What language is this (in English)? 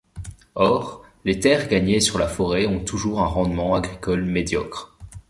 French